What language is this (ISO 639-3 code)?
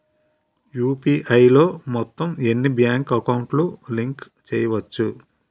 tel